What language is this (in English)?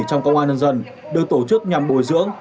Vietnamese